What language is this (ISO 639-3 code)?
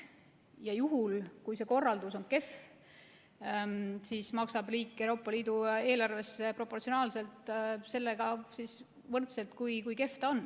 est